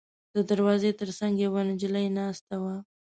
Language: Pashto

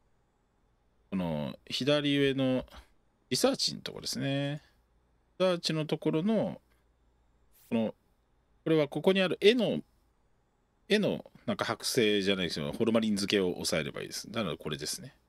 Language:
Japanese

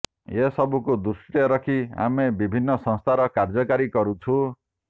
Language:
Odia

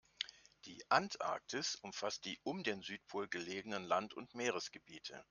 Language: German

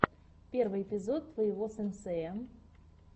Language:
Russian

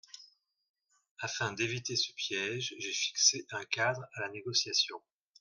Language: French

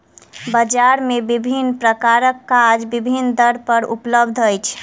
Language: Maithili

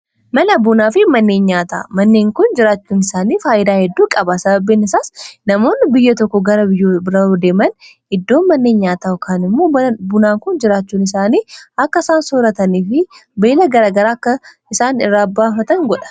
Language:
Oromo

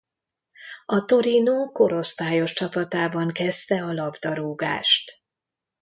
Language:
Hungarian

